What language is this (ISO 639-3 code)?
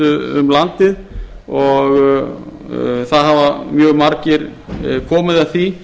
isl